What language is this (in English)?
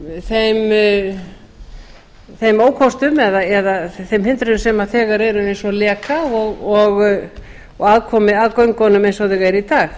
Icelandic